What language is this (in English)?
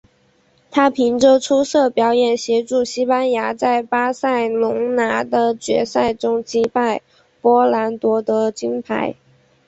Chinese